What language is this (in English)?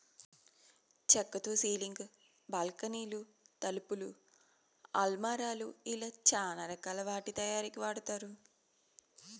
Telugu